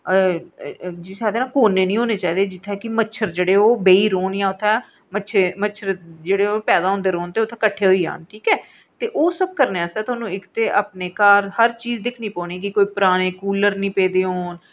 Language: Dogri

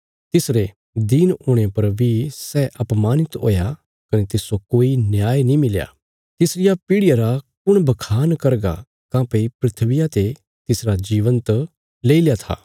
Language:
Bilaspuri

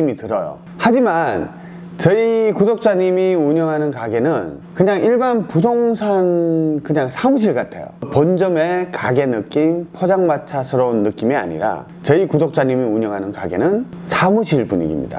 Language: Korean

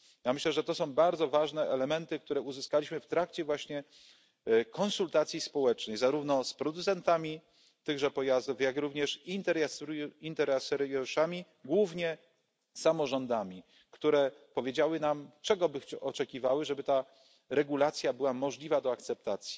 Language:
Polish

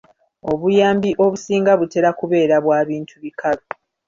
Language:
Ganda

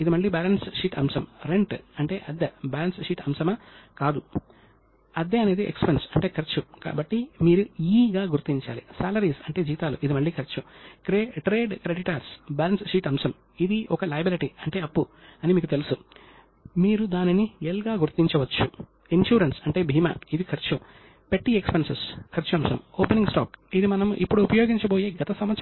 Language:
Telugu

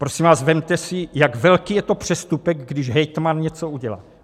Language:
Czech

